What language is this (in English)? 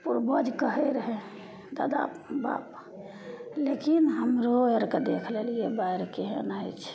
Maithili